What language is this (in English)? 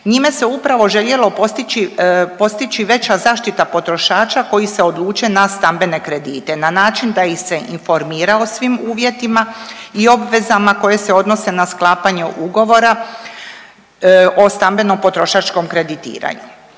Croatian